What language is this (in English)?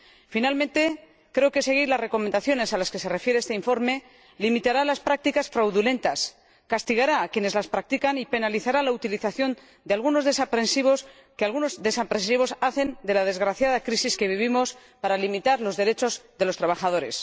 Spanish